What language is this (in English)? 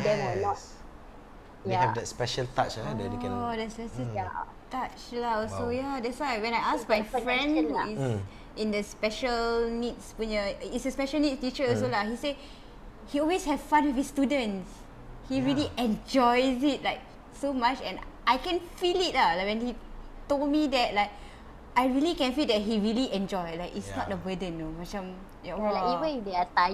Malay